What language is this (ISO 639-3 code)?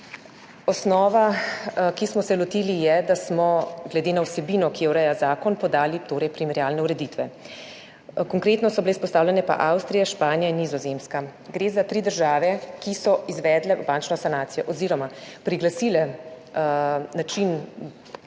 slv